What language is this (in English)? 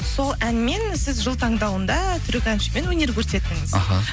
Kazakh